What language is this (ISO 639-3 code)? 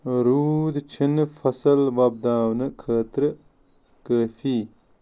kas